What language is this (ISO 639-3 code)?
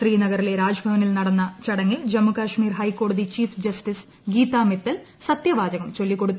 mal